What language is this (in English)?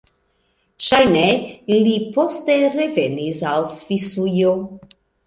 Esperanto